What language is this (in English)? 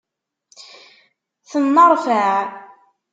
Kabyle